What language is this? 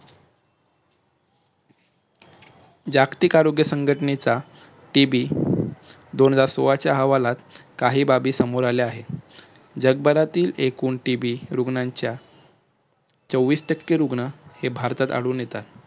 Marathi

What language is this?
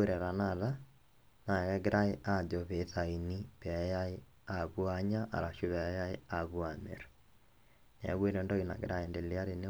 Masai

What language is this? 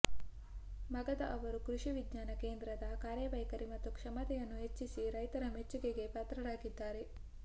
Kannada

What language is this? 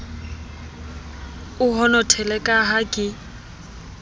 Southern Sotho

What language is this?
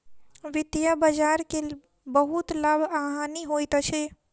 Maithili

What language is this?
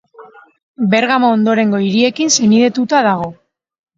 Basque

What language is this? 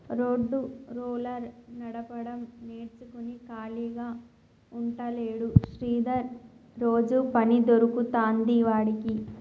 Telugu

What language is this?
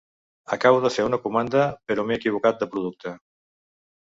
Catalan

